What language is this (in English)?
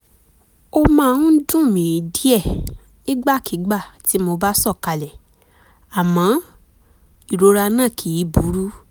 Yoruba